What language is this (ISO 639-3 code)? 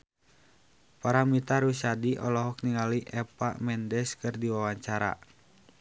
sun